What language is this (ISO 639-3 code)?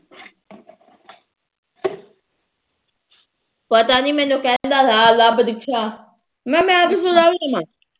pan